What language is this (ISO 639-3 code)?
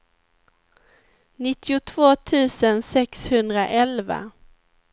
swe